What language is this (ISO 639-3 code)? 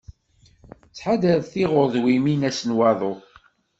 kab